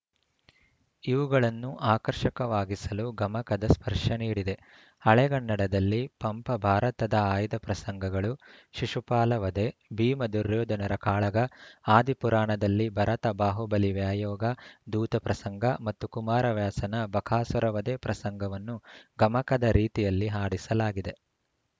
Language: Kannada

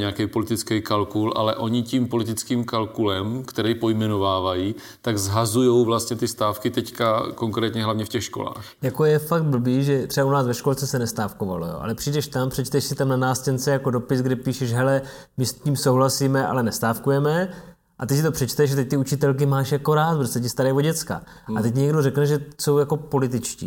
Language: Czech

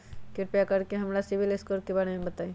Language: Magahi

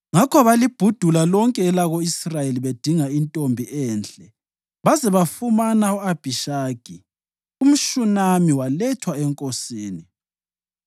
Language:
North Ndebele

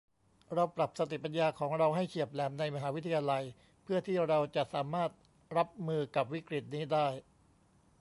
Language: Thai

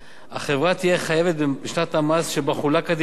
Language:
Hebrew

